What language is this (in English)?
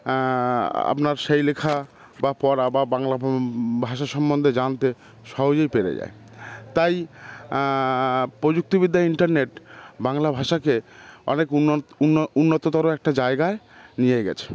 Bangla